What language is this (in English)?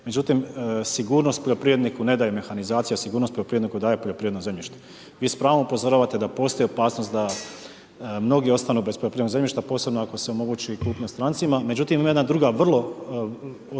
Croatian